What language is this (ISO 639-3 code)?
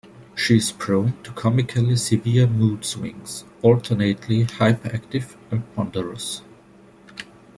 eng